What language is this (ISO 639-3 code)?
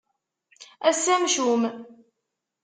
kab